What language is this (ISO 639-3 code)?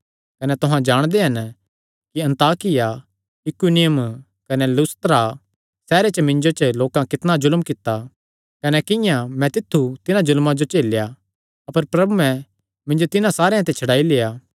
xnr